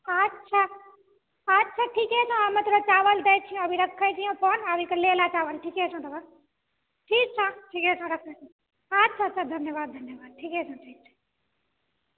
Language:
Maithili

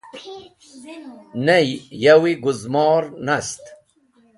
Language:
Wakhi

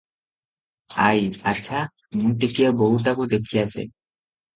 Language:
Odia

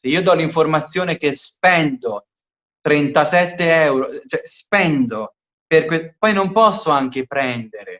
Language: Italian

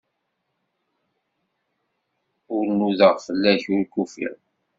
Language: Kabyle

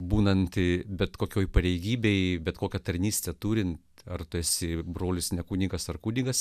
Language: Lithuanian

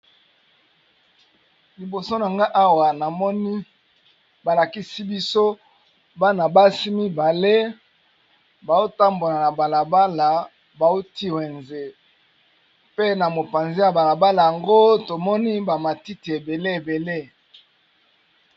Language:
Lingala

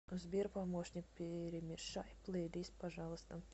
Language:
Russian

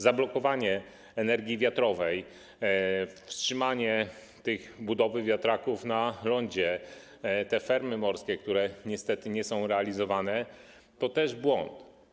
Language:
Polish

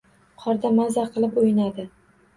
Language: Uzbek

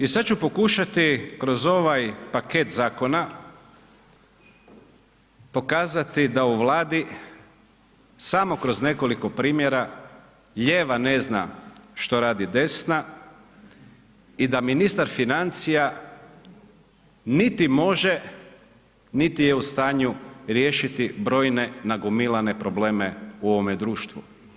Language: Croatian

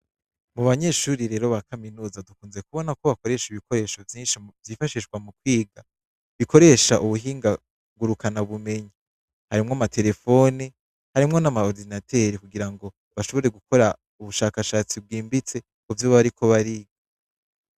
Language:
Rundi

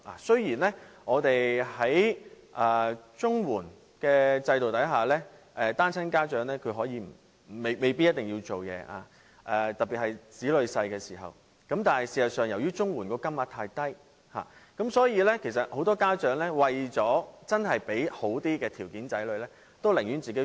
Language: Cantonese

